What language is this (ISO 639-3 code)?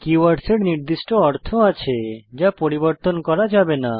ben